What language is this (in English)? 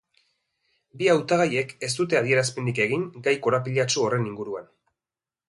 Basque